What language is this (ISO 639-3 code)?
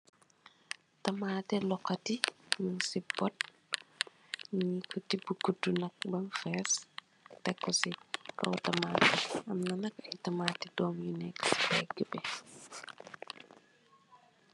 wol